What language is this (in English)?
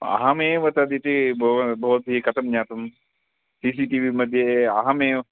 Sanskrit